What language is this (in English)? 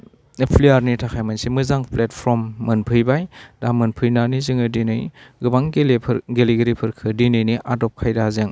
Bodo